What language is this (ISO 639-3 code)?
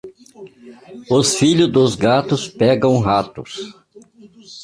por